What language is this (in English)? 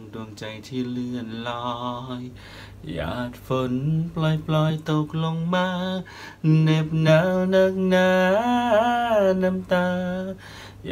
Thai